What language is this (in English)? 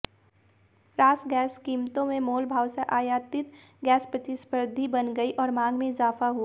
Hindi